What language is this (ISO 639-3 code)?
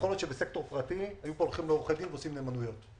heb